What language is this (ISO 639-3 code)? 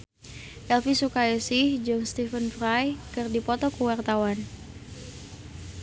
sun